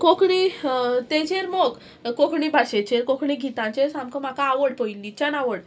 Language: Konkani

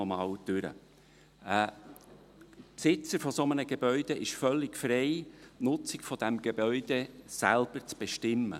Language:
Swiss German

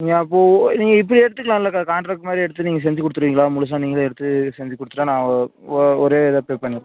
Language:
Tamil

